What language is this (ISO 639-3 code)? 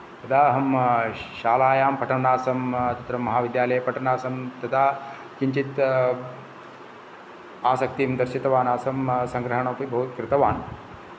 san